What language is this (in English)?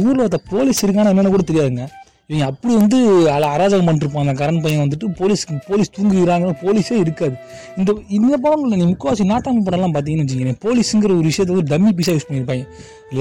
Tamil